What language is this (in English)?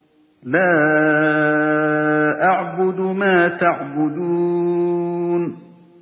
Arabic